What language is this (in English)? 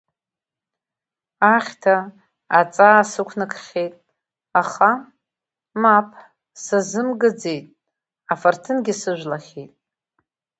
Abkhazian